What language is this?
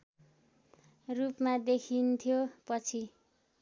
Nepali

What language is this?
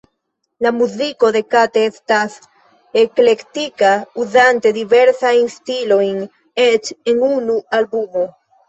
Esperanto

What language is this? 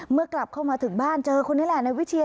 Thai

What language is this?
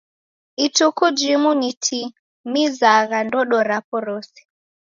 Taita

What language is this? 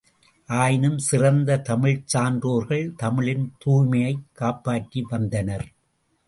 Tamil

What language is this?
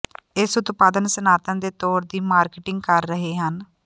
Punjabi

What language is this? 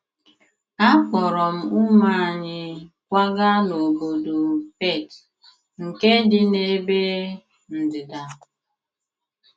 Igbo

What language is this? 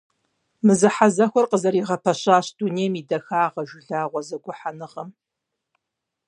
Kabardian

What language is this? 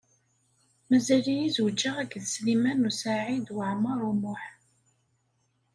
Kabyle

